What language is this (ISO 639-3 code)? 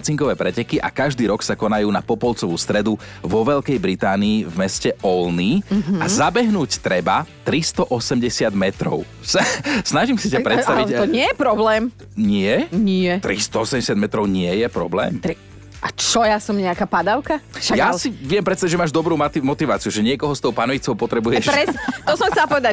slk